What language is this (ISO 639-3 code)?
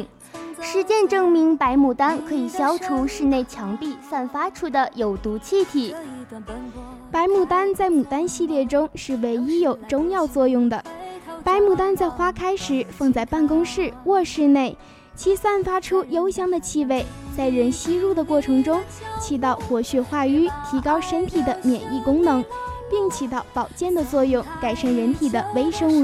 zho